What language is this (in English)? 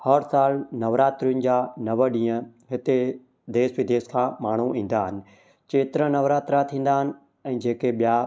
Sindhi